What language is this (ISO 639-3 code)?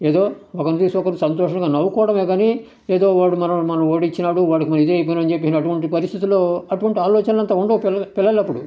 tel